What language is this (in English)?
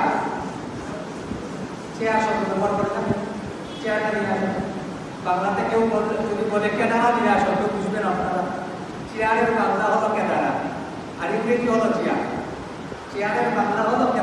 Indonesian